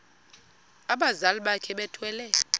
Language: Xhosa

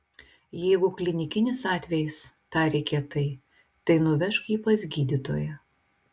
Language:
Lithuanian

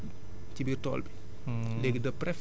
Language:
Wolof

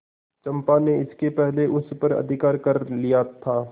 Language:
Hindi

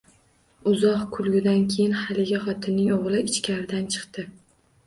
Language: Uzbek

